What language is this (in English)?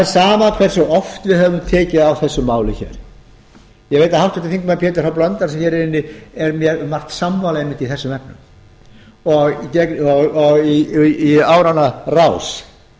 Icelandic